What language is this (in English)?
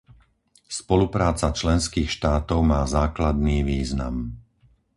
Slovak